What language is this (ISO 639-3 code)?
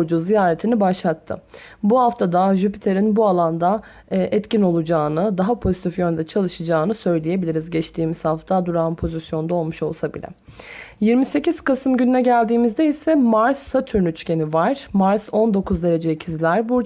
tur